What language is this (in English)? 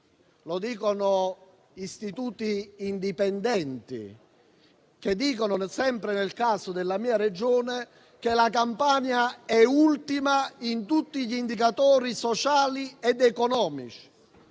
Italian